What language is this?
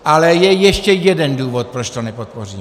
Czech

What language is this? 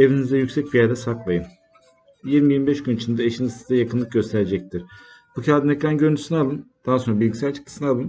Turkish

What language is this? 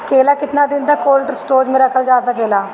Bhojpuri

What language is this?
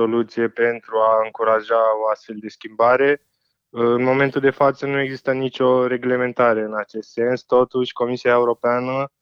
Romanian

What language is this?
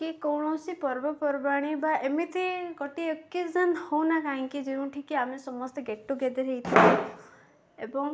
Odia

